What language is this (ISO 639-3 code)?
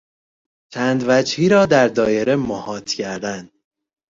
fas